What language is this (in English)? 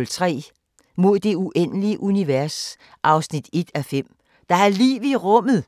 Danish